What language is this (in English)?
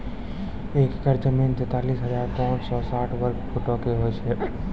Maithili